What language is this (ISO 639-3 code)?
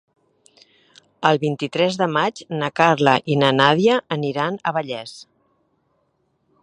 cat